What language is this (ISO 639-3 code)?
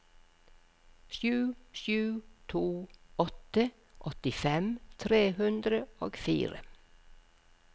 nor